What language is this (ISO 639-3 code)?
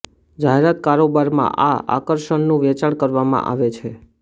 guj